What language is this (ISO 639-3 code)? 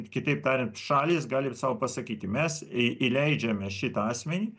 lit